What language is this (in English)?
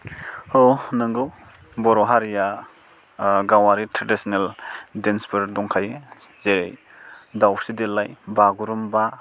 Bodo